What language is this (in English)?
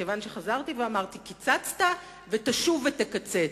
Hebrew